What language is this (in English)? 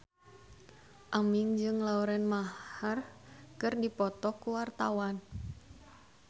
Sundanese